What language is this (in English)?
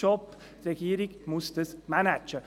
Swiss German